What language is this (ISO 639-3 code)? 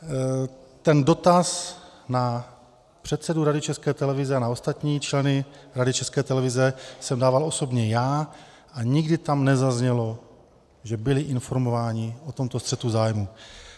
ces